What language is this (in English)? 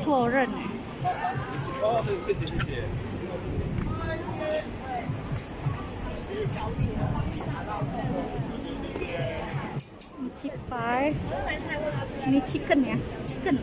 Indonesian